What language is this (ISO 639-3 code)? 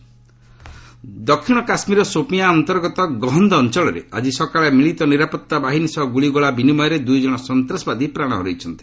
ori